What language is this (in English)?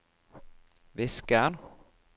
Norwegian